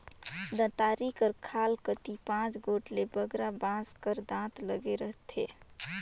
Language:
Chhattisgarhi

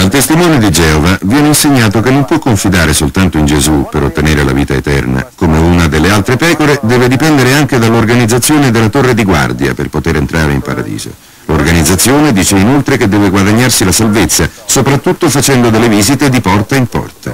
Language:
Italian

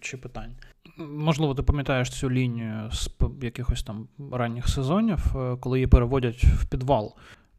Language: Ukrainian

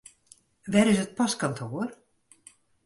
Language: Western Frisian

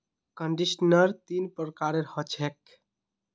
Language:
Magahi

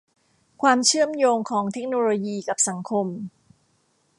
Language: Thai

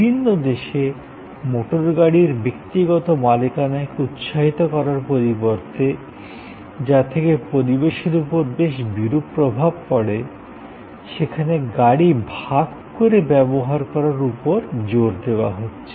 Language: Bangla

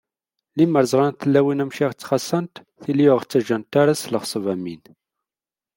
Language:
Kabyle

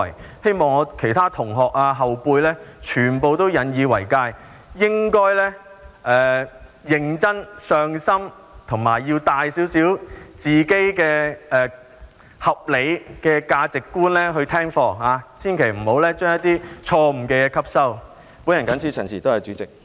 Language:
Cantonese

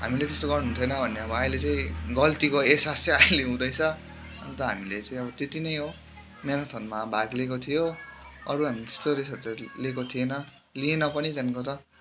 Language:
Nepali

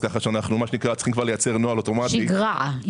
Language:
Hebrew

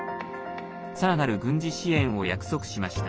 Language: Japanese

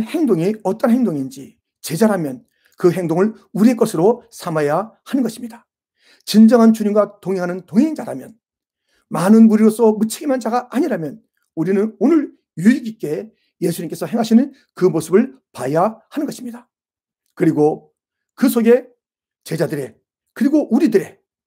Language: Korean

